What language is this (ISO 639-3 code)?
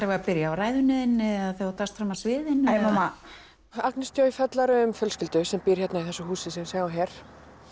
isl